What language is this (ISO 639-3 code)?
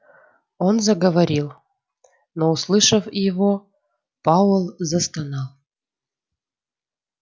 rus